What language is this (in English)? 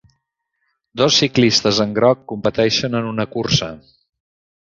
Catalan